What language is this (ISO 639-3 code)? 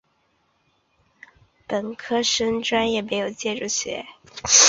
zho